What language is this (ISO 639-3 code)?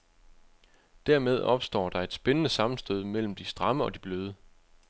dan